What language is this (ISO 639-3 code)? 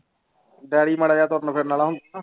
pan